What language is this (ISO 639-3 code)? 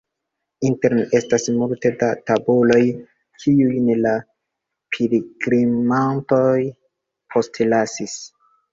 epo